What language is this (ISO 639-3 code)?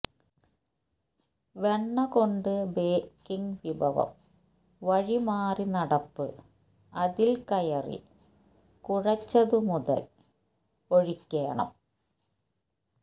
mal